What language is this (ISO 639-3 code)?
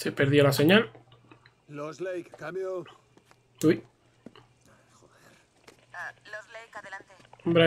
spa